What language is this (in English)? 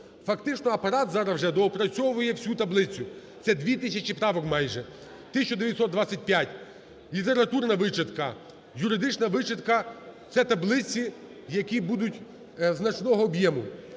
Ukrainian